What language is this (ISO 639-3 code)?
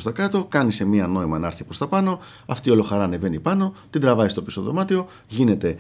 ell